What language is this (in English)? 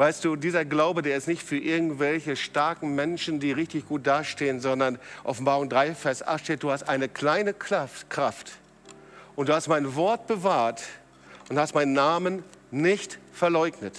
German